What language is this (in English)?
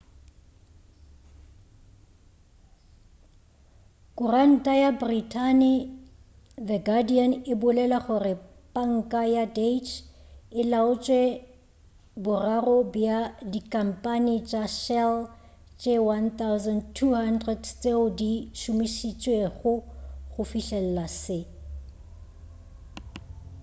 Northern Sotho